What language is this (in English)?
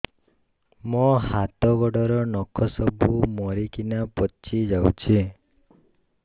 Odia